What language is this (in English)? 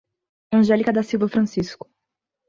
Portuguese